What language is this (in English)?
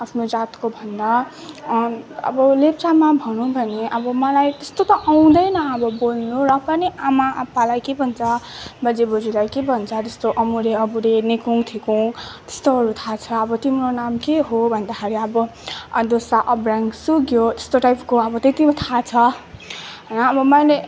Nepali